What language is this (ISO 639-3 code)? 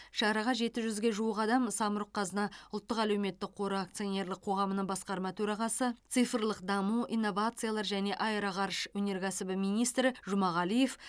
kaz